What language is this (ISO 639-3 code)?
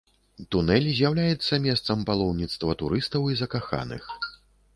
bel